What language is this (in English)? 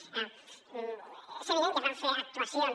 Catalan